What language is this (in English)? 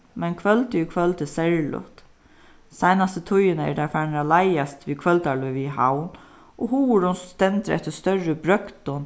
Faroese